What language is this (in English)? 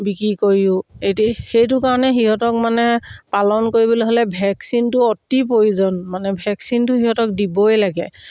Assamese